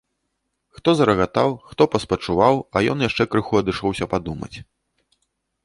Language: Belarusian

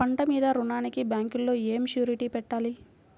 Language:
Telugu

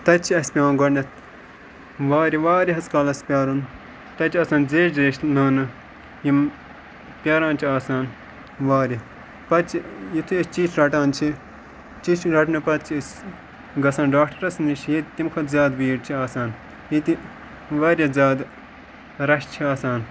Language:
Kashmiri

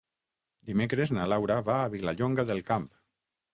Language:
Catalan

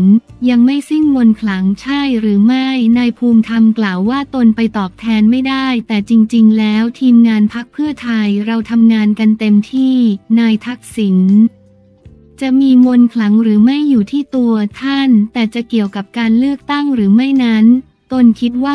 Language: Thai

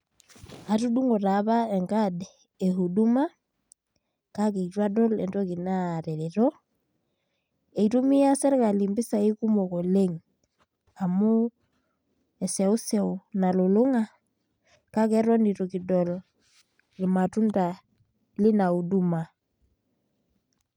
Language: Masai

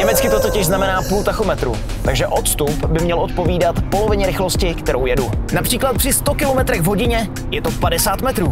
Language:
Czech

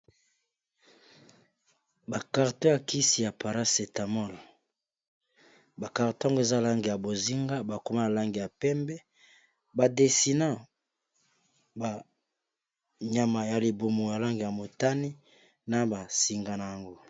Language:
Lingala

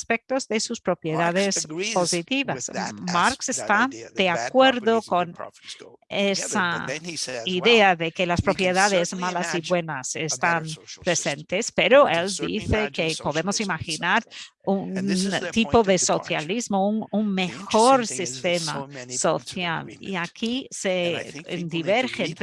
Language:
Spanish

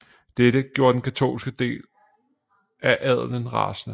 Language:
Danish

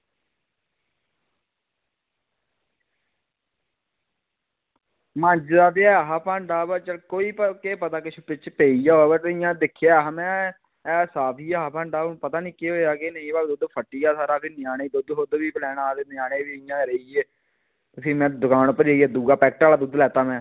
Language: Dogri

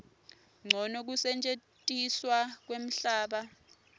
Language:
Swati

